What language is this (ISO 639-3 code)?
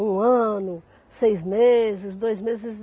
por